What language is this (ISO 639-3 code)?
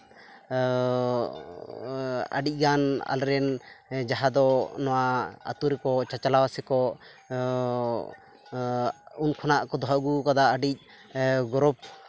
sat